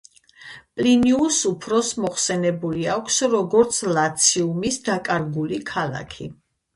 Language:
Georgian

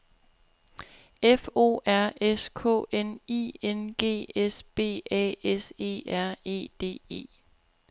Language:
Danish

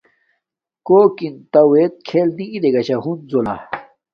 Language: Domaaki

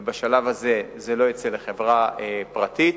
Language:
Hebrew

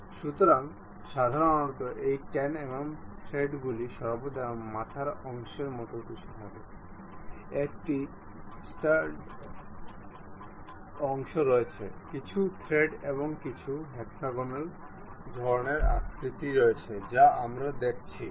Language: Bangla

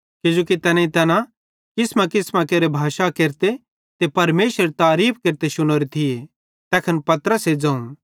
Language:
Bhadrawahi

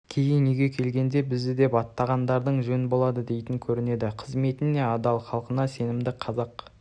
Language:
Kazakh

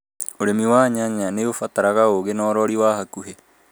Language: Kikuyu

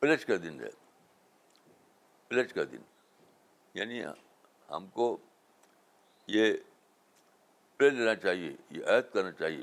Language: Urdu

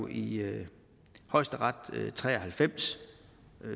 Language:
Danish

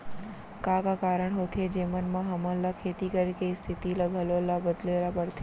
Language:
Chhattisgarhi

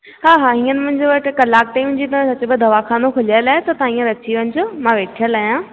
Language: Sindhi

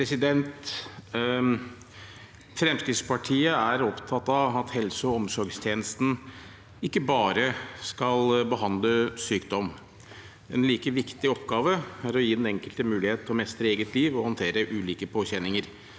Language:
Norwegian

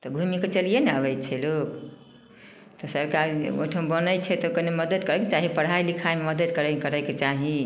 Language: Maithili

